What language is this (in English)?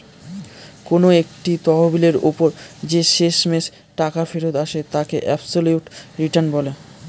Bangla